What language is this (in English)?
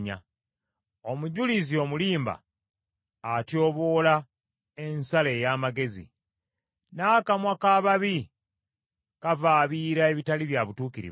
Ganda